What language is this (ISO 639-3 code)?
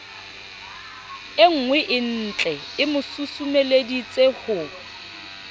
sot